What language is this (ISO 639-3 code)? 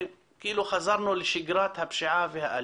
heb